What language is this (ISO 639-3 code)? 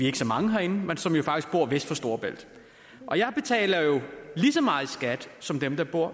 dan